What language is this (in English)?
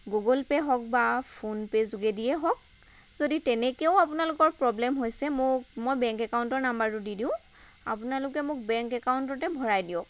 Assamese